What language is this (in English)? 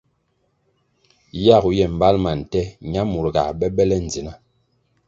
Kwasio